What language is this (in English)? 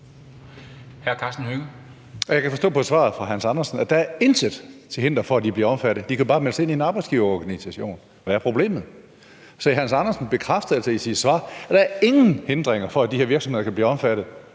Danish